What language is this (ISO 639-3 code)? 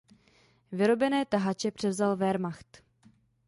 ces